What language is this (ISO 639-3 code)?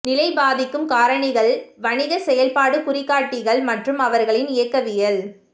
tam